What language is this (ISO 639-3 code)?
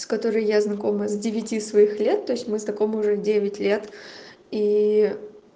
rus